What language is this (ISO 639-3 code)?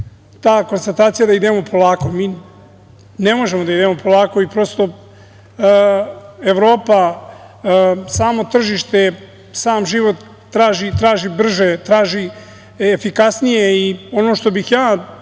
srp